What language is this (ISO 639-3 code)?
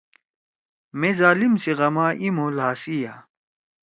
trw